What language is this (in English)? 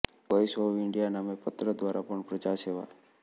Gujarati